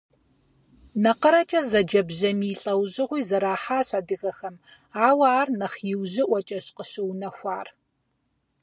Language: Kabardian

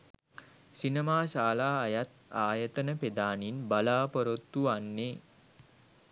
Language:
Sinhala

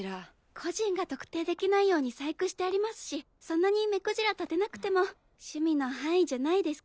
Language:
Japanese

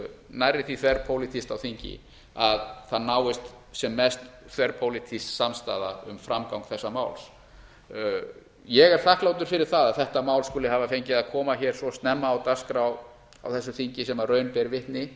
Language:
Icelandic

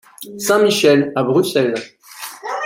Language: French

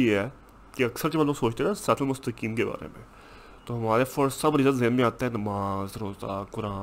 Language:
Urdu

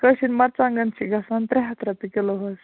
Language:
Kashmiri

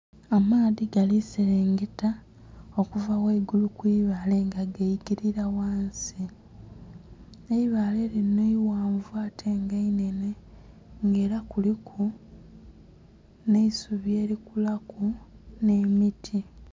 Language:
Soga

